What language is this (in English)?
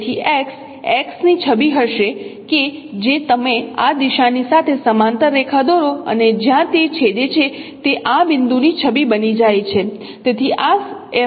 Gujarati